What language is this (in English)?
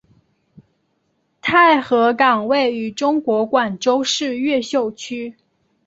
Chinese